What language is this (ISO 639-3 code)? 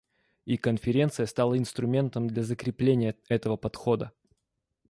rus